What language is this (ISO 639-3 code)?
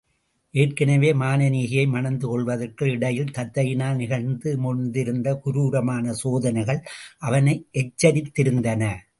tam